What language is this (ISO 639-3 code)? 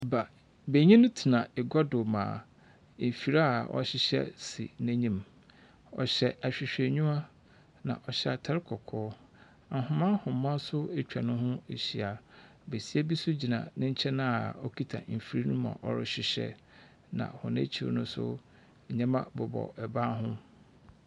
aka